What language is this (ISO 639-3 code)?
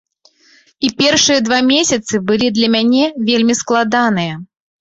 bel